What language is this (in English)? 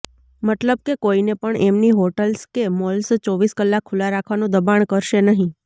Gujarati